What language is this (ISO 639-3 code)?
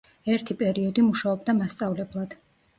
kat